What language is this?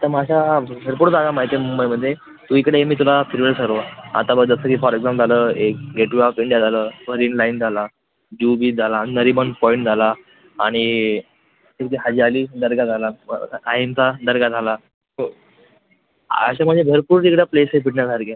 Marathi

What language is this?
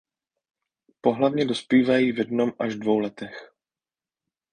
Czech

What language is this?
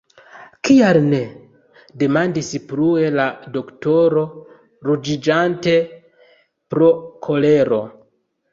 Esperanto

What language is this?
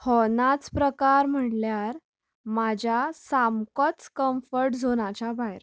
Konkani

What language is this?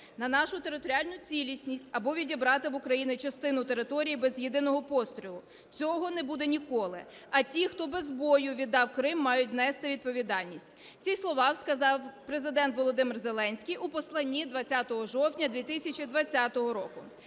Ukrainian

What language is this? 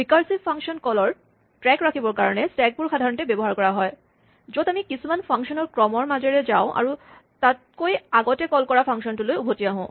Assamese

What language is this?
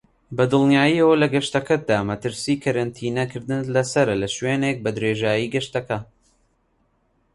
Central Kurdish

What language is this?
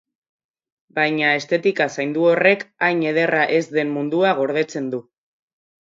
Basque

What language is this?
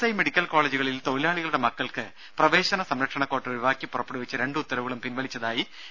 Malayalam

